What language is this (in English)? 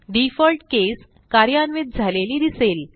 Marathi